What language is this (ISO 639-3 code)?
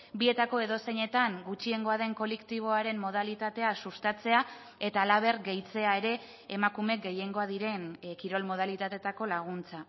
eus